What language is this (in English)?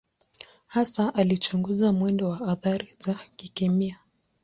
Swahili